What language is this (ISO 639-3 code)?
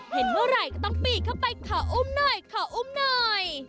tha